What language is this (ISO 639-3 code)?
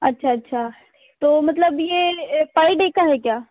hin